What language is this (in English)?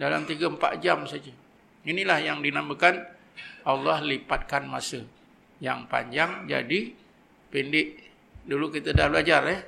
Malay